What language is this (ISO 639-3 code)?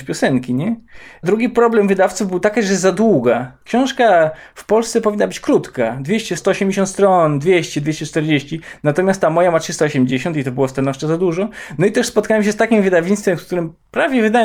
pol